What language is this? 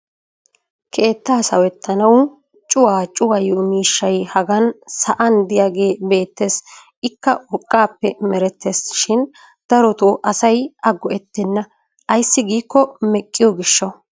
Wolaytta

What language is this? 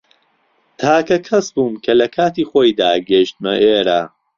Central Kurdish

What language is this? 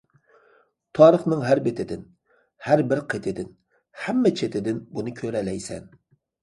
Uyghur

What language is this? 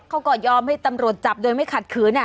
Thai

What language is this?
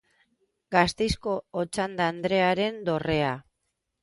Basque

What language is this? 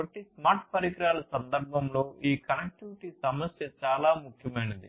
Telugu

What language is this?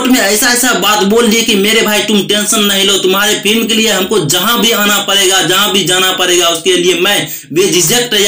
Hindi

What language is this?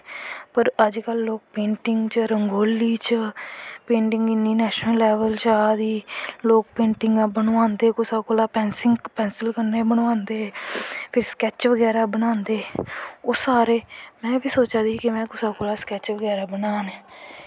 Dogri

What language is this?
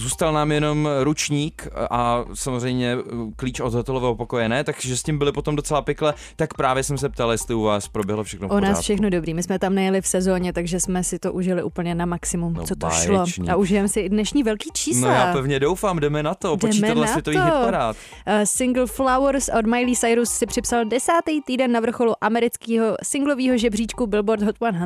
Czech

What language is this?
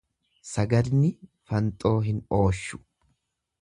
Oromo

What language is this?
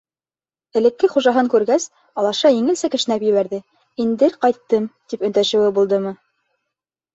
Bashkir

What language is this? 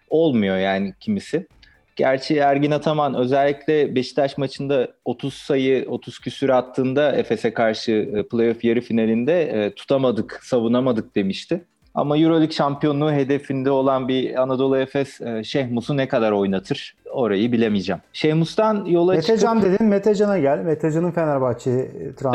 Turkish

